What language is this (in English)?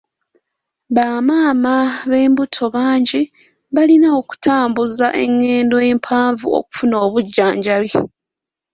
Ganda